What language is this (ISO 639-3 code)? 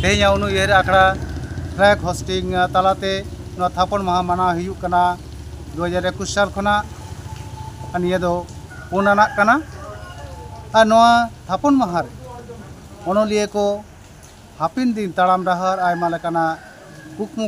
hin